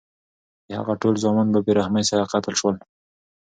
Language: Pashto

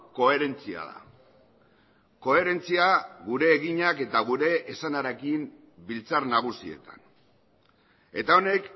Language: Basque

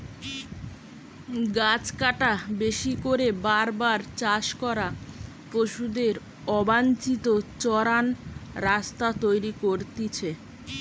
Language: Bangla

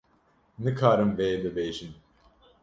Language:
Kurdish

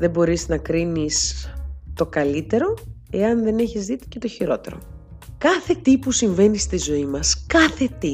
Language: Greek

